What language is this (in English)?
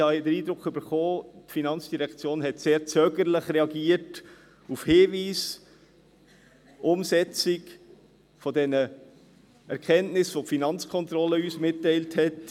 Swiss German